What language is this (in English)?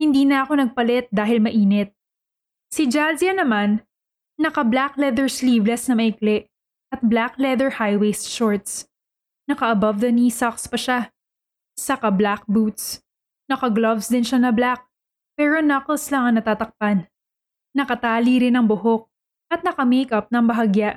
Filipino